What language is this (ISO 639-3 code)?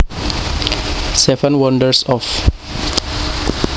jav